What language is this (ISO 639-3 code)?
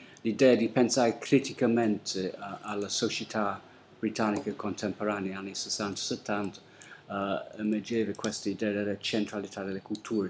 ita